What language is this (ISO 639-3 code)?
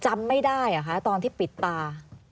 tha